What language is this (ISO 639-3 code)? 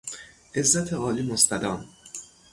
fas